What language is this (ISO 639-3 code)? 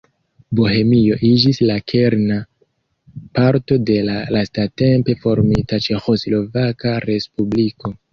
epo